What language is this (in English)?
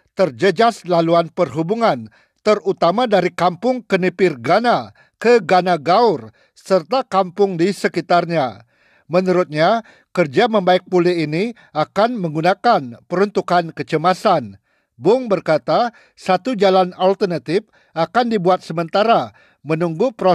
Malay